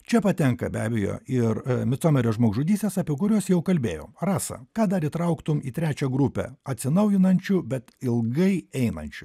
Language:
Lithuanian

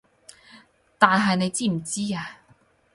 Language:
Cantonese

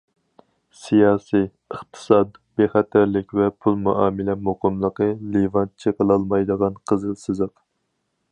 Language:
Uyghur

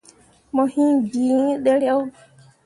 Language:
Mundang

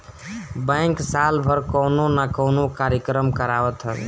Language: Bhojpuri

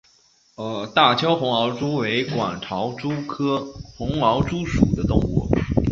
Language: Chinese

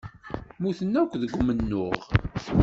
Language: Kabyle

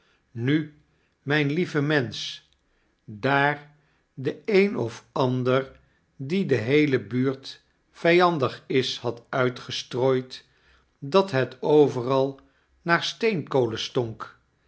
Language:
Dutch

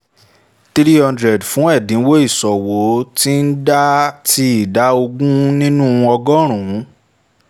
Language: Yoruba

